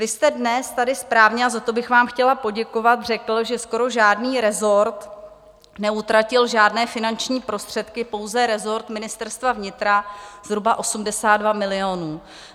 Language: Czech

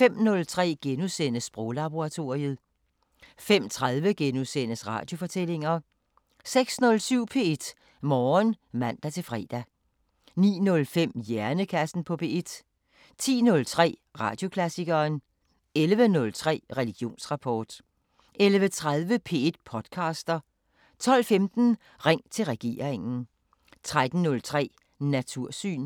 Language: Danish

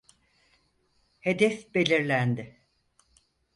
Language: Turkish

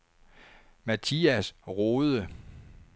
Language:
Danish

